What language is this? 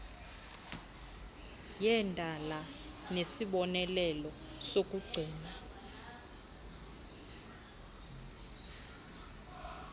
Xhosa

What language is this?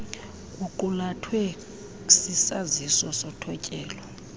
Xhosa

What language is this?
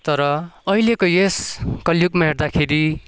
Nepali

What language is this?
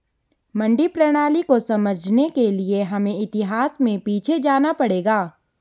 Hindi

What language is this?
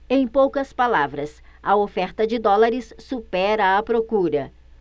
Portuguese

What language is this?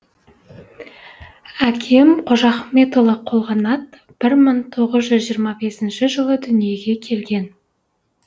Kazakh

